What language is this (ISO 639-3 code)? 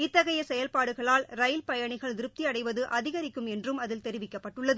tam